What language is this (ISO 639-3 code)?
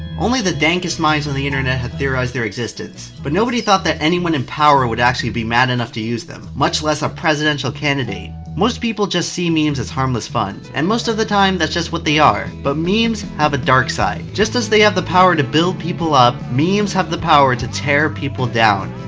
eng